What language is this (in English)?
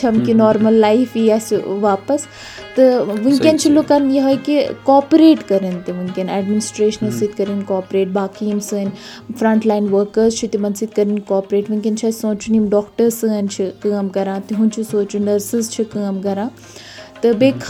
Urdu